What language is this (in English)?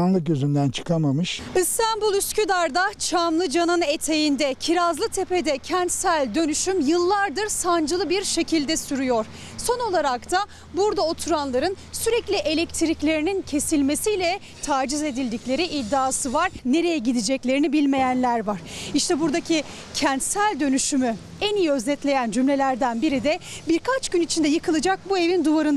Turkish